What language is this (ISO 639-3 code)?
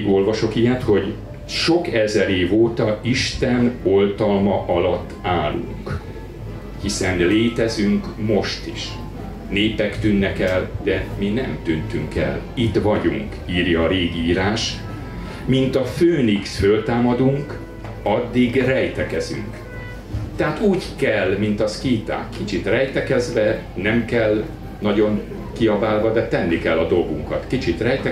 hun